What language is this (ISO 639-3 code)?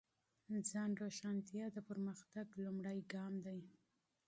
pus